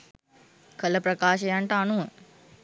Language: Sinhala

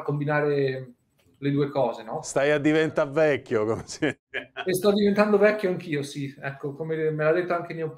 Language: Italian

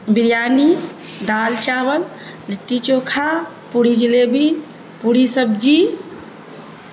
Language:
Urdu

